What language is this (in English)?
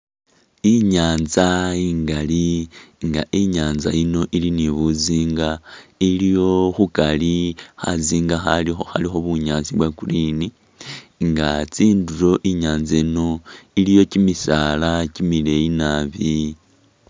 Masaaba